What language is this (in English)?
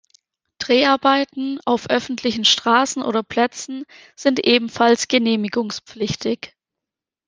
German